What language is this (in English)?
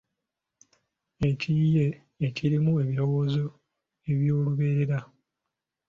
Ganda